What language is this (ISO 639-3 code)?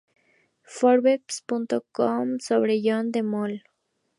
spa